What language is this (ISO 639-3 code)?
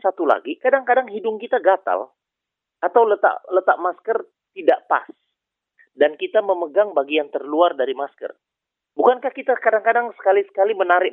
ind